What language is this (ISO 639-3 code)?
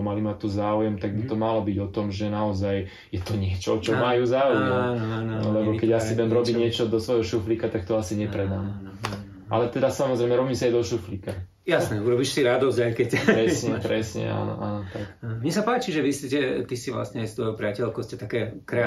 slk